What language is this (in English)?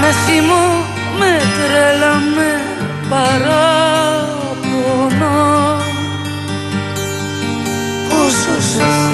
Greek